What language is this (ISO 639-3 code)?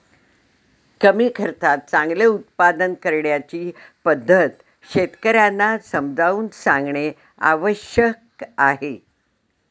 mar